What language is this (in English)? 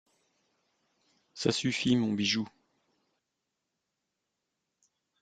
French